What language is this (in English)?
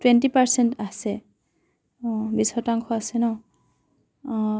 Assamese